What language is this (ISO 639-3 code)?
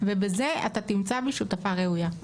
heb